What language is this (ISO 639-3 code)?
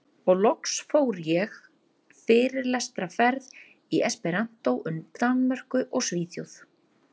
isl